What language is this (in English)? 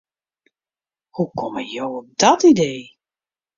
Western Frisian